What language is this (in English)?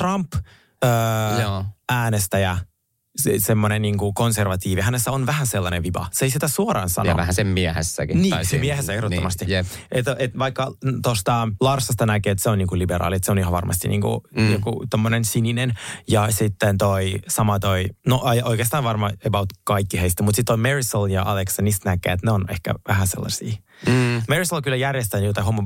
Finnish